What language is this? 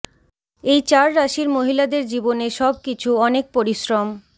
Bangla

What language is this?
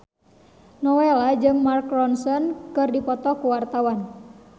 Sundanese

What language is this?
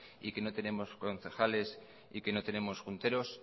Spanish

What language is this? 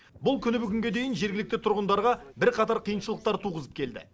Kazakh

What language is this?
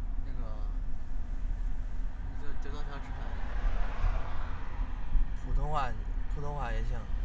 Chinese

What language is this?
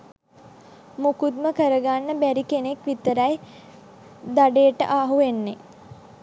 Sinhala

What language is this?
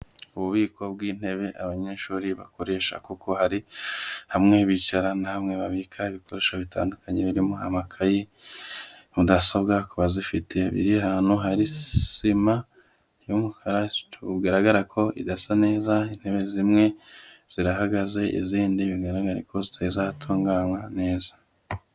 Kinyarwanda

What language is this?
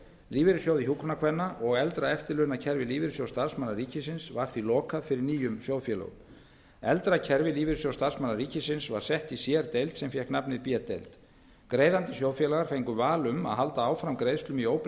Icelandic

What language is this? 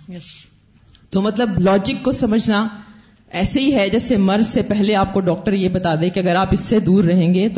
Urdu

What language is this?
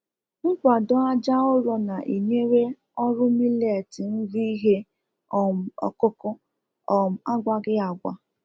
Igbo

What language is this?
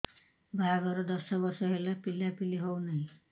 Odia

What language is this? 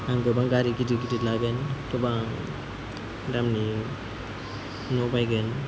Bodo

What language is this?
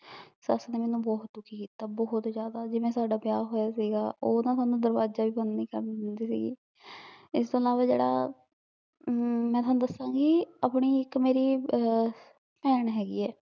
Punjabi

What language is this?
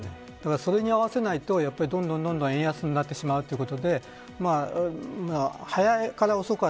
Japanese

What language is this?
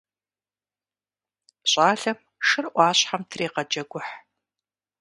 Kabardian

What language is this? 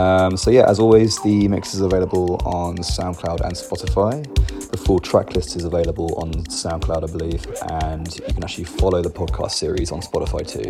English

